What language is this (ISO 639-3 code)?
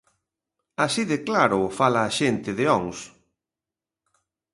glg